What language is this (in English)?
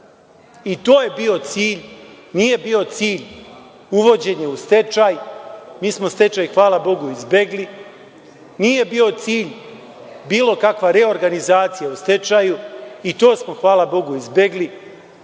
Serbian